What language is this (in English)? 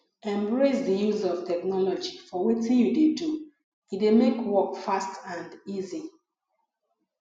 Nigerian Pidgin